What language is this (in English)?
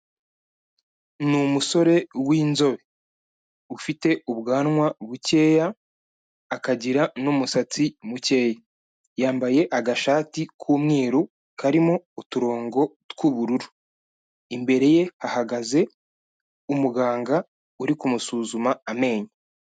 Kinyarwanda